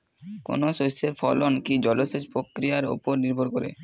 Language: Bangla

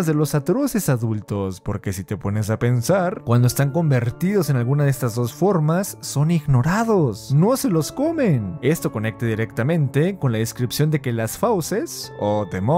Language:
Spanish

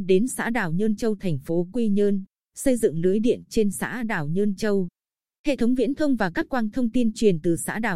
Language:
Vietnamese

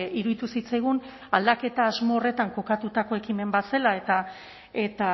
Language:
Basque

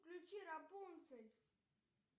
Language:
Russian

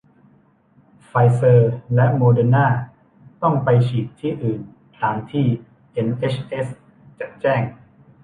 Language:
Thai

